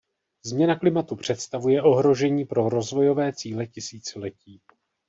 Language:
Czech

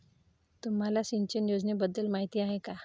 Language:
Marathi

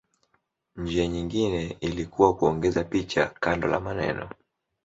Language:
Swahili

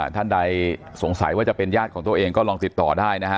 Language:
Thai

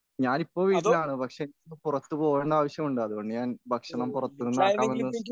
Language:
Malayalam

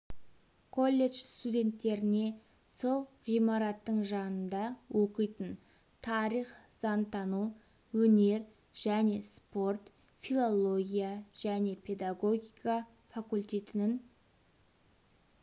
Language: Kazakh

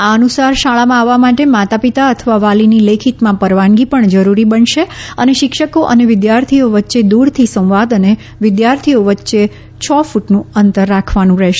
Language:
Gujarati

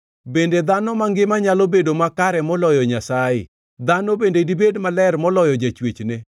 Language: Luo (Kenya and Tanzania)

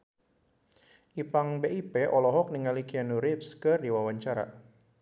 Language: Sundanese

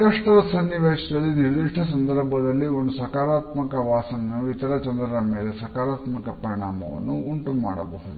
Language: Kannada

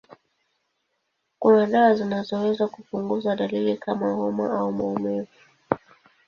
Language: Swahili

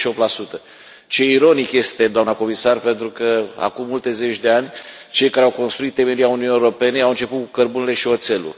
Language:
Romanian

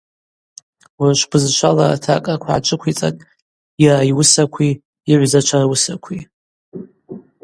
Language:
Abaza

